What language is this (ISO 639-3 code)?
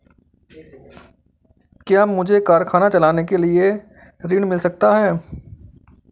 hin